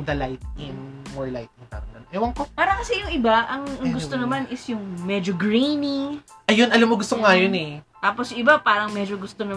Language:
Filipino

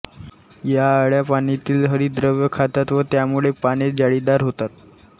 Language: Marathi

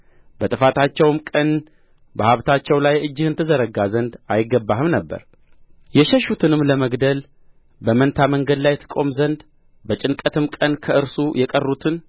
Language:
Amharic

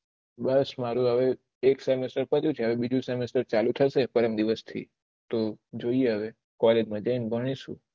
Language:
Gujarati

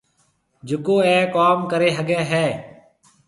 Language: Marwari (Pakistan)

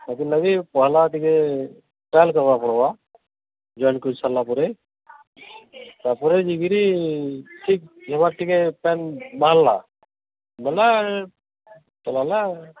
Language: Odia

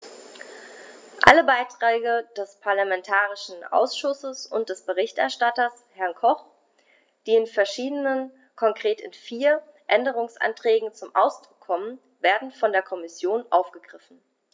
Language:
German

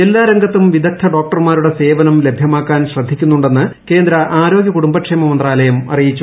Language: Malayalam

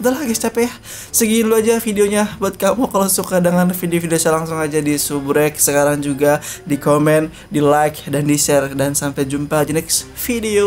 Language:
Indonesian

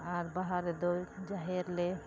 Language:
Santali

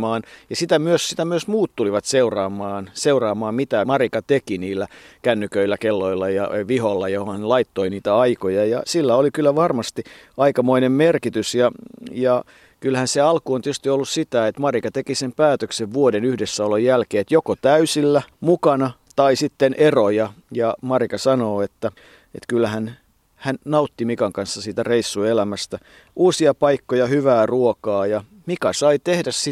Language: Finnish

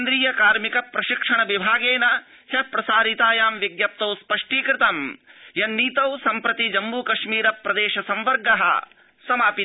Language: Sanskrit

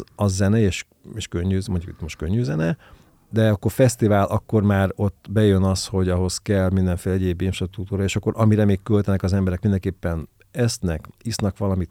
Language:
Hungarian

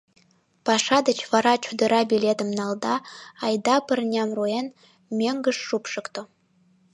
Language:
Mari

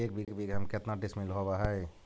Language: Magahi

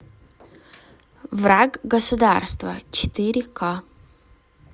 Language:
Russian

